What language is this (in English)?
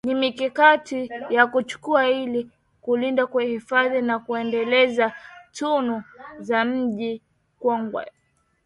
Swahili